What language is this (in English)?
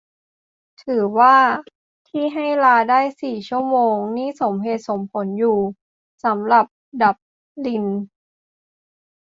Thai